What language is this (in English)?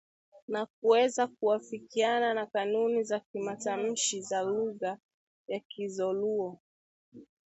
Swahili